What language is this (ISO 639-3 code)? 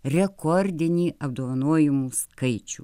lit